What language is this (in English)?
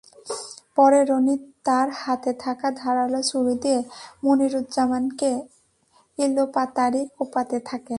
Bangla